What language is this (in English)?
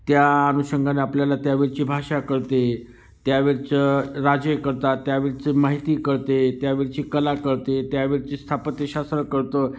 Marathi